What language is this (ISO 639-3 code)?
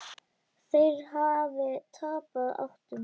isl